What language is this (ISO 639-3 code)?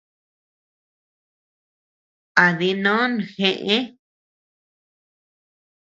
cux